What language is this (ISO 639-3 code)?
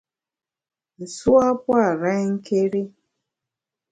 bax